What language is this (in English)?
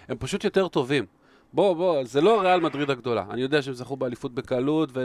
Hebrew